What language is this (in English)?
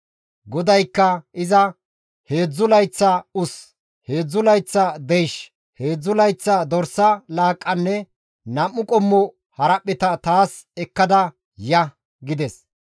Gamo